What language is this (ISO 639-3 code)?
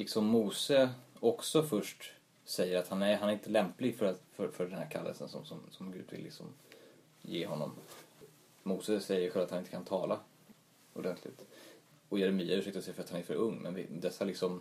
swe